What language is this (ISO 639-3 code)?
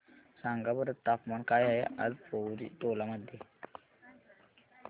mar